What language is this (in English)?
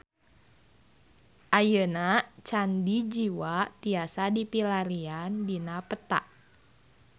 Sundanese